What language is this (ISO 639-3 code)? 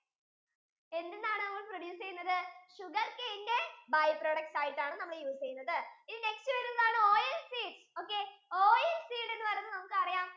mal